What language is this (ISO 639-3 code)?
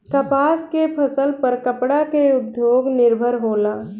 bho